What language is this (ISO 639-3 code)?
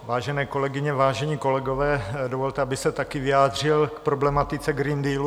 ces